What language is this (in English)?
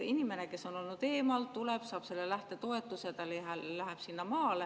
Estonian